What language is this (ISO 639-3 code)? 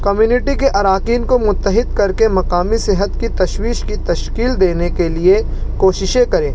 urd